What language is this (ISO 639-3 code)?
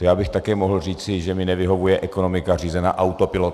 ces